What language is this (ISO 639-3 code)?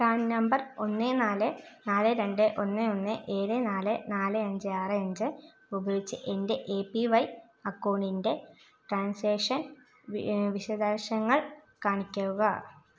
mal